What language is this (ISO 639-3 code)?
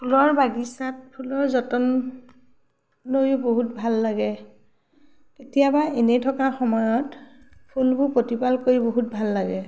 asm